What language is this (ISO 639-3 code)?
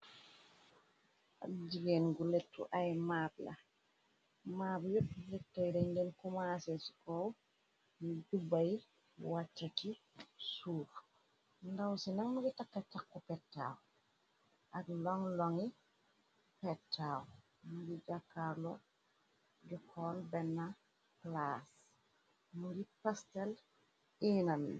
wol